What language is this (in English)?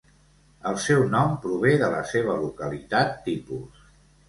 Catalan